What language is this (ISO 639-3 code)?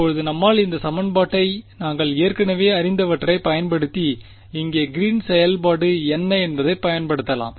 tam